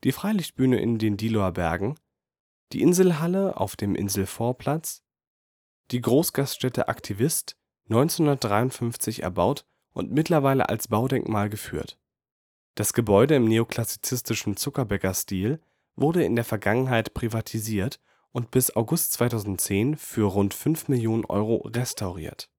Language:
German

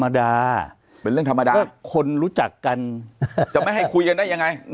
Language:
Thai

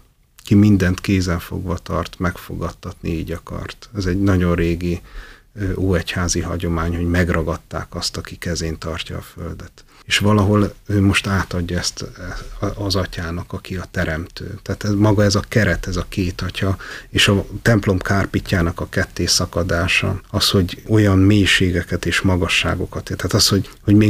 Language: Hungarian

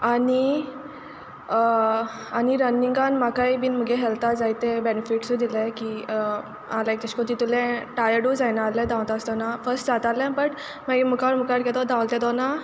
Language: Konkani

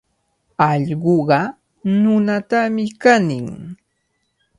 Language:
Cajatambo North Lima Quechua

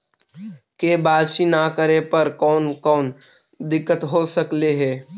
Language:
Magahi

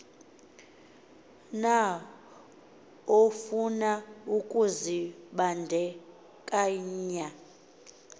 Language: Xhosa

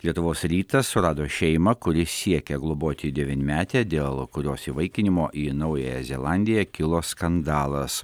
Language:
Lithuanian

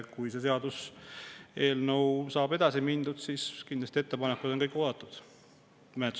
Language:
Estonian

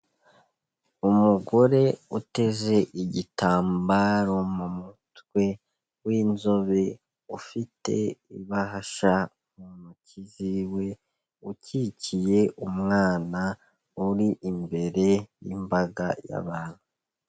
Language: Kinyarwanda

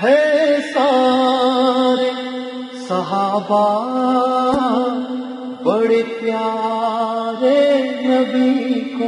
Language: Urdu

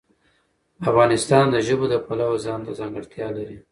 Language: Pashto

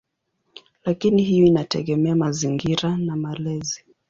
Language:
Swahili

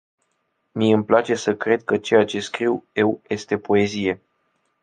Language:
Romanian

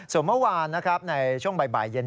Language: Thai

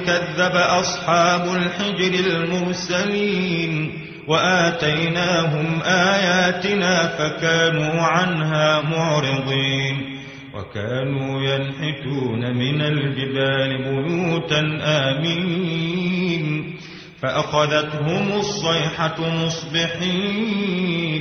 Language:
Arabic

